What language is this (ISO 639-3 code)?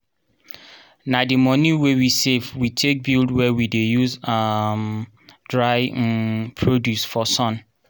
pcm